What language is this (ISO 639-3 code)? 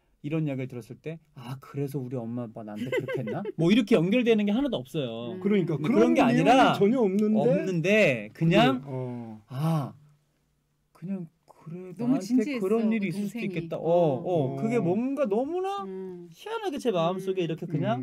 kor